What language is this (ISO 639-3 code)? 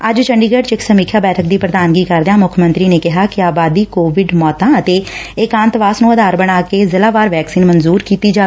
pan